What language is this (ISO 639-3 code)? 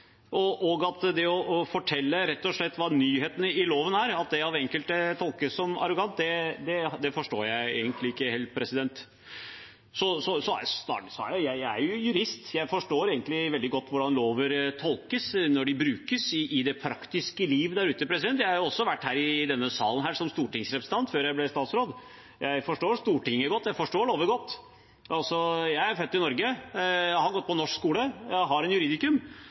nob